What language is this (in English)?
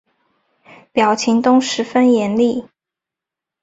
Chinese